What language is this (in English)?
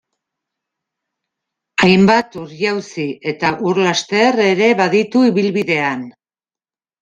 Basque